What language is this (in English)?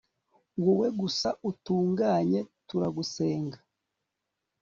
Kinyarwanda